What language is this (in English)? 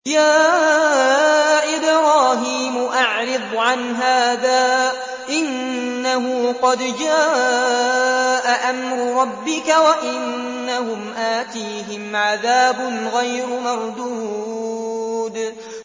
Arabic